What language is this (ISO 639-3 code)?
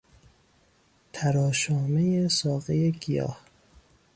fas